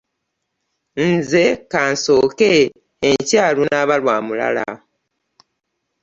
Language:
Ganda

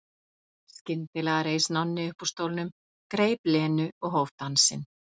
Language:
Icelandic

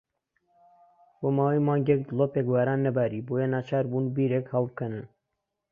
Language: Central Kurdish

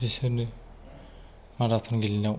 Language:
Bodo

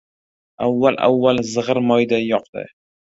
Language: Uzbek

